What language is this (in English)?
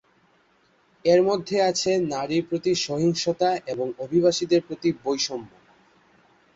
Bangla